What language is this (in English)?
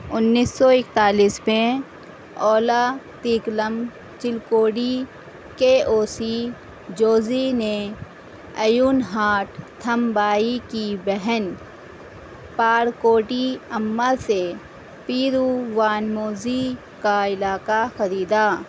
Urdu